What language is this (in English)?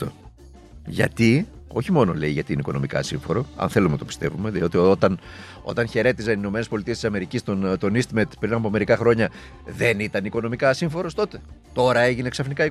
Greek